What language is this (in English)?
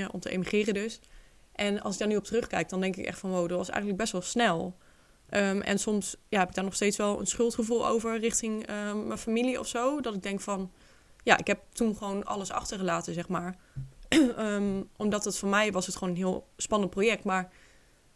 Dutch